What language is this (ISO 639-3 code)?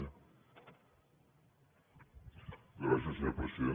cat